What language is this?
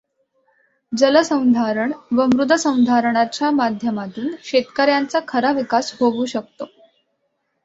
Marathi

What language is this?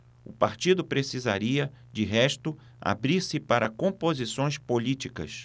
Portuguese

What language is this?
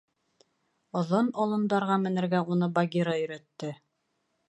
Bashkir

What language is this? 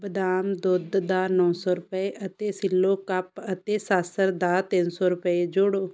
Punjabi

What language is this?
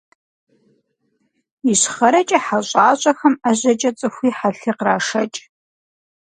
Kabardian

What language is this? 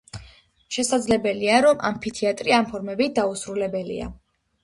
Georgian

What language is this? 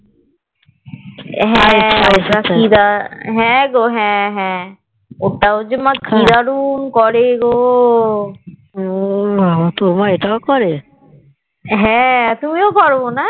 Bangla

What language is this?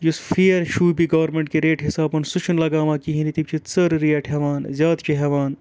Kashmiri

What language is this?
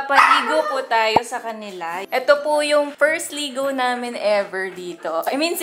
Filipino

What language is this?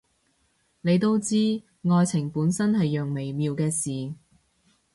Cantonese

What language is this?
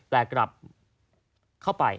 Thai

